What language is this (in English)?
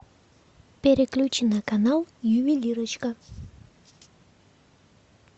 Russian